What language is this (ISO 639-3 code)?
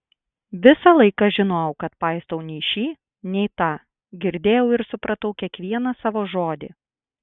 lit